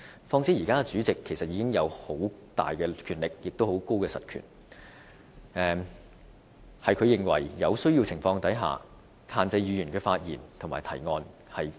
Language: Cantonese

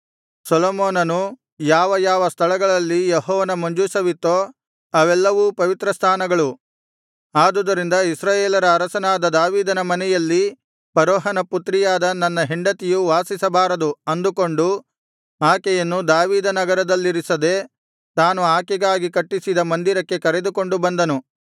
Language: Kannada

